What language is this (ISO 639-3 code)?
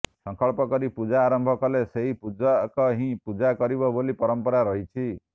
ori